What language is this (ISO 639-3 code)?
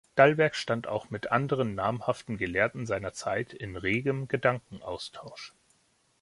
deu